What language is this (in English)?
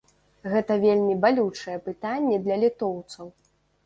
Belarusian